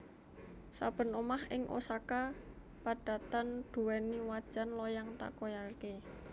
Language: Javanese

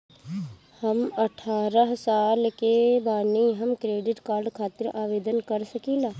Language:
Bhojpuri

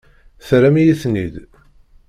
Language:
Kabyle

